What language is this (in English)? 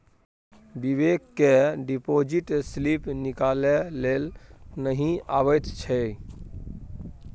Maithili